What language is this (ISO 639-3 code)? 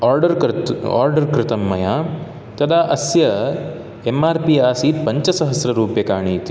san